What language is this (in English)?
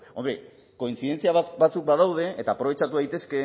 Basque